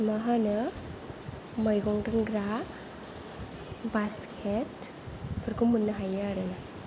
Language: Bodo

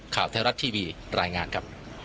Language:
Thai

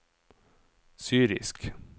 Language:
Norwegian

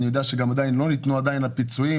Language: Hebrew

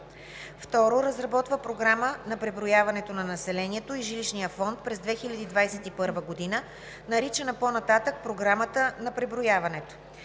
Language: Bulgarian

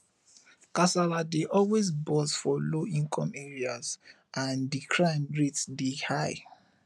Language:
Nigerian Pidgin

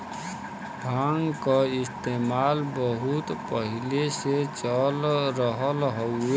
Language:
Bhojpuri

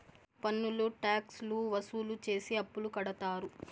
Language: Telugu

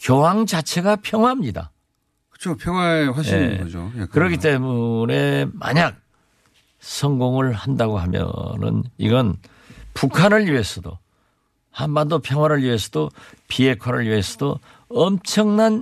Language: Korean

